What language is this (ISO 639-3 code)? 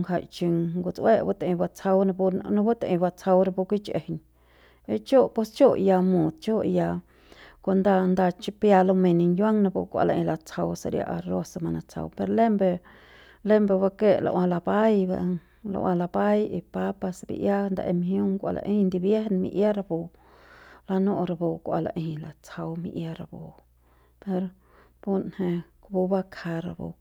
pbs